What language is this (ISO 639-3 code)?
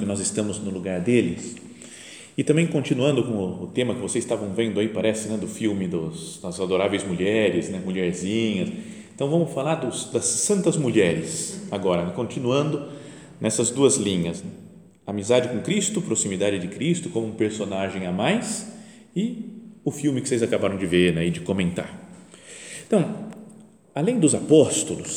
por